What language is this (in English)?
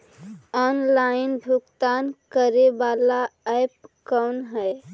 Magahi